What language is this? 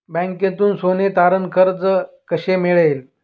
Marathi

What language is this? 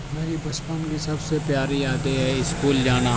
Urdu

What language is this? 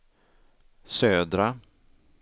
Swedish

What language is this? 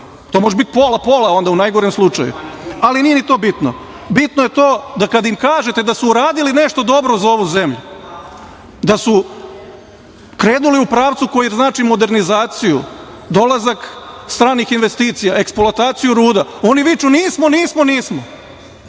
Serbian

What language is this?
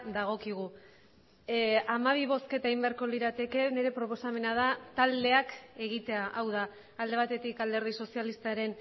Basque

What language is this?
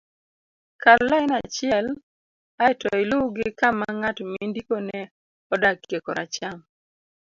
Luo (Kenya and Tanzania)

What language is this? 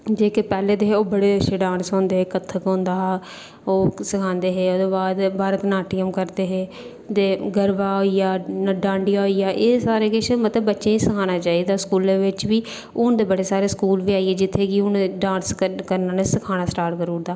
Dogri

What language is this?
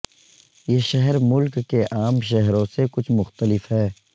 Urdu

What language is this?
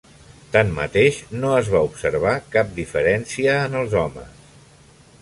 Catalan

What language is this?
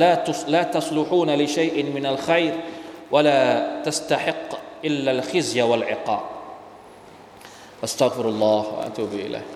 Thai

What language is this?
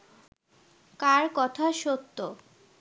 Bangla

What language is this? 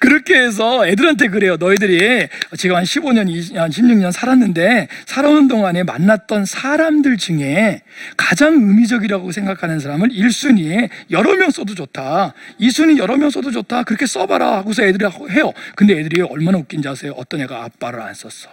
Korean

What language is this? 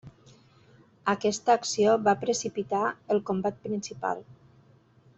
Catalan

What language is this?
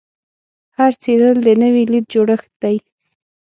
Pashto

